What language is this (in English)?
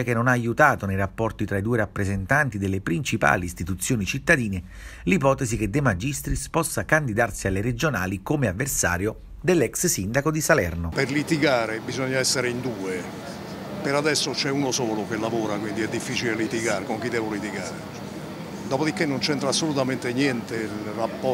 Italian